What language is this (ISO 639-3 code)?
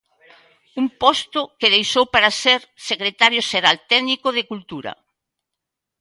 glg